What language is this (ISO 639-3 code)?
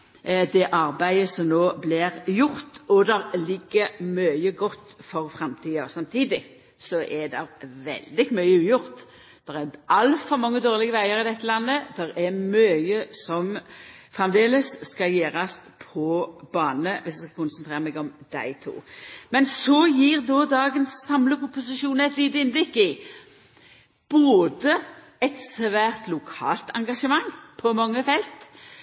nno